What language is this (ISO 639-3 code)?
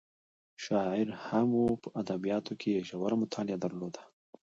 pus